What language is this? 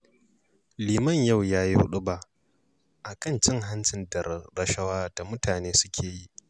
Hausa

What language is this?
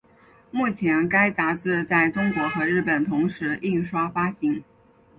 Chinese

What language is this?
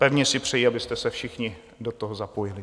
Czech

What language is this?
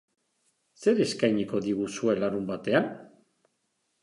Basque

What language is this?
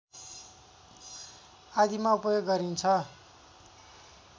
Nepali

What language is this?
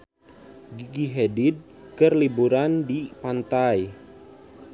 Sundanese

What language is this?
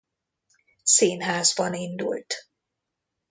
Hungarian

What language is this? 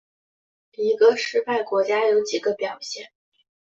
Chinese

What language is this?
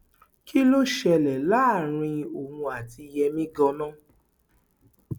Yoruba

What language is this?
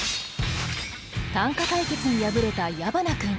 Japanese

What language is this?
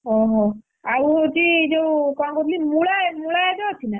Odia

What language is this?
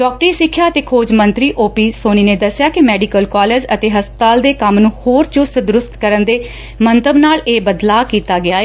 Punjabi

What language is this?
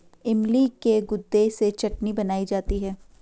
Hindi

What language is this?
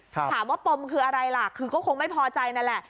Thai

